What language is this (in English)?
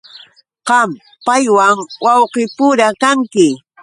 Yauyos Quechua